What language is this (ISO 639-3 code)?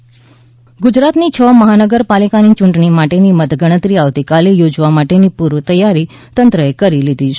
guj